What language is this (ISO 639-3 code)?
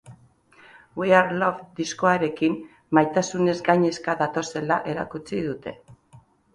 eus